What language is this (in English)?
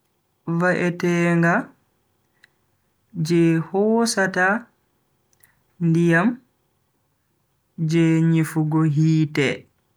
Bagirmi Fulfulde